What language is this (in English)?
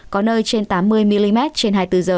Vietnamese